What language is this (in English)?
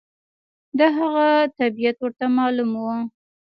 Pashto